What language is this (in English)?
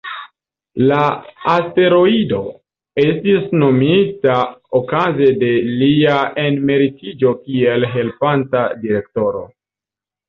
Esperanto